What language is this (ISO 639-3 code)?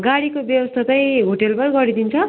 nep